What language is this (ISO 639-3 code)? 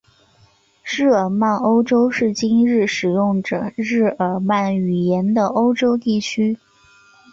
zho